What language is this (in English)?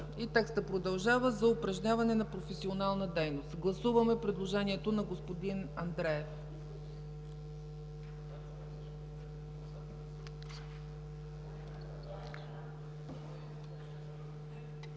Bulgarian